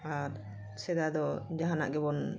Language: Santali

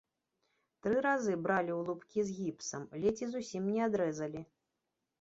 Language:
Belarusian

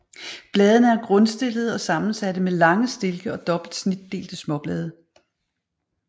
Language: Danish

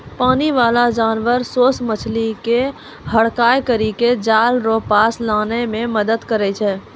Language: Maithili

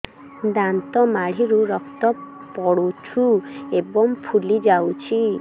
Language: Odia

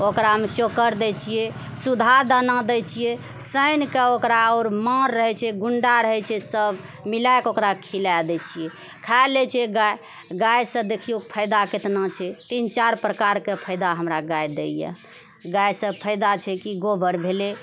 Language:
Maithili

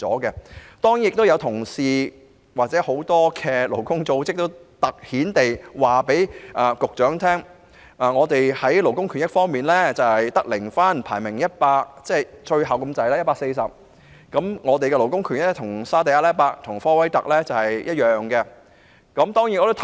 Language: Cantonese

